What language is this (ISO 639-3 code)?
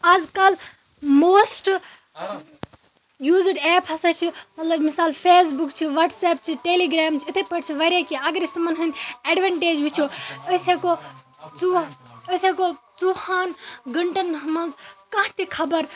kas